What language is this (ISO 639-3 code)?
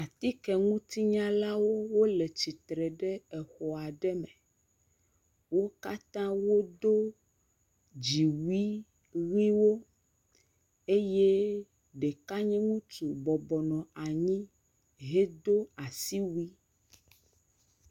ewe